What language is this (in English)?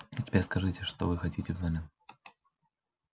Russian